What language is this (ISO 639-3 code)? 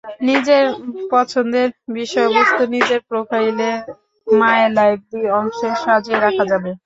ben